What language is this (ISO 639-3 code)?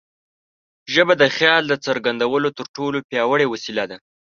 pus